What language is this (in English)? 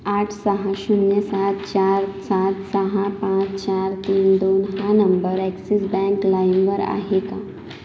Marathi